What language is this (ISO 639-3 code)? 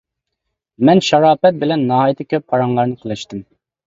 uig